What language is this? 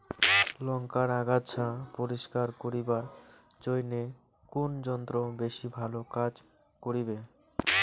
Bangla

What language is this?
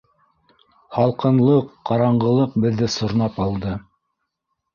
Bashkir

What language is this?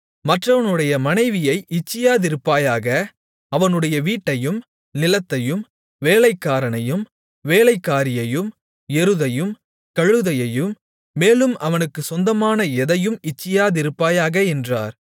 Tamil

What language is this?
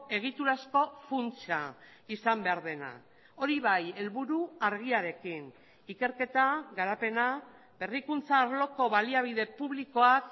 Basque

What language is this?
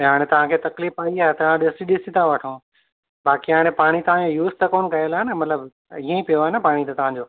Sindhi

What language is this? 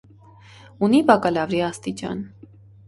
Armenian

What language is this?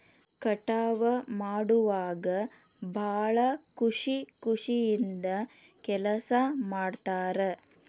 Kannada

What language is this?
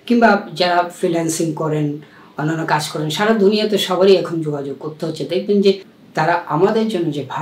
Italian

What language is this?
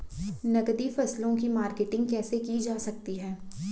Hindi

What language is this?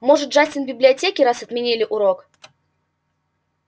Russian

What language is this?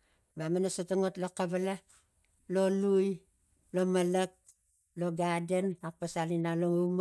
Tigak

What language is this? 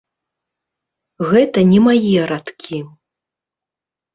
Belarusian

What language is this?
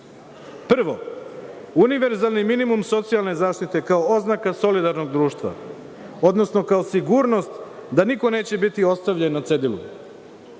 Serbian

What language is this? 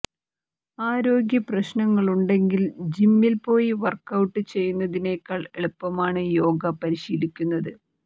Malayalam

